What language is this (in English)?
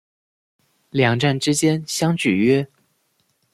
Chinese